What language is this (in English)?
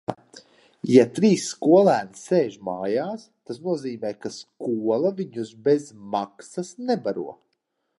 Latvian